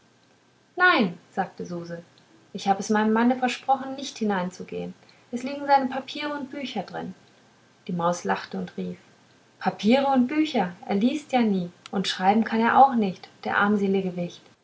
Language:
German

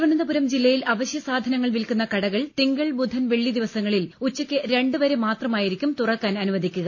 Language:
Malayalam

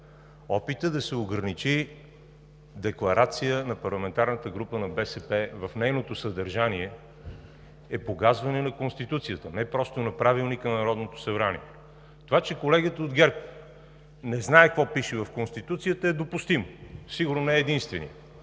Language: Bulgarian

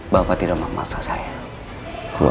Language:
Indonesian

